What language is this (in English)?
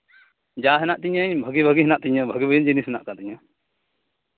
Santali